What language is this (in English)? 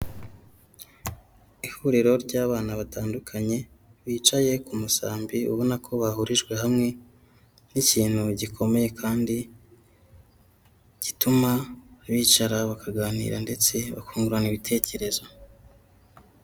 Kinyarwanda